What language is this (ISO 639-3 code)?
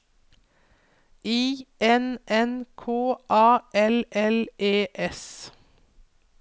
nor